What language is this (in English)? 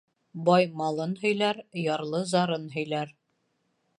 Bashkir